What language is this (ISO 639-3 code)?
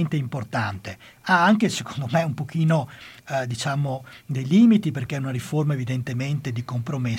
ita